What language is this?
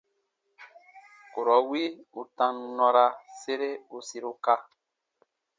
Baatonum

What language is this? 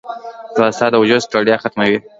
Pashto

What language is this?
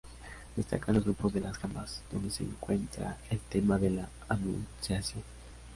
Spanish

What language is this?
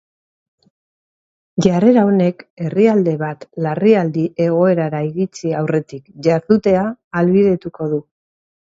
Basque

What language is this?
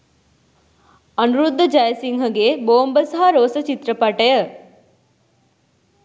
Sinhala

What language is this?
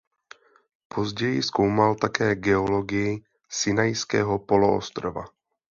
Czech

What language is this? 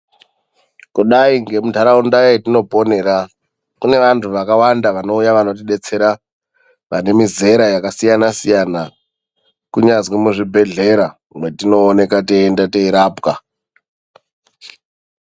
Ndau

